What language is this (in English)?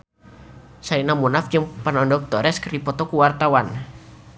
Sundanese